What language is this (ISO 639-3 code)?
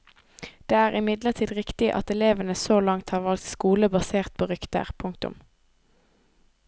nor